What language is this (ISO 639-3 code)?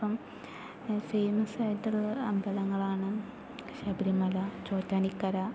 mal